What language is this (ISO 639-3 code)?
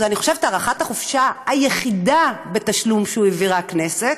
heb